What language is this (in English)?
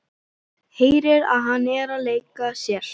Icelandic